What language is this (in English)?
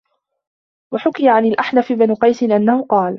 Arabic